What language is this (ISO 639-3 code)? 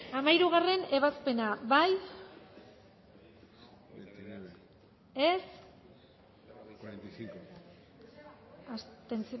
eus